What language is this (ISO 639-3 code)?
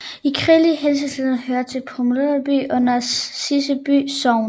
dan